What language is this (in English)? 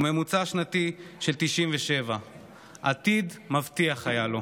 Hebrew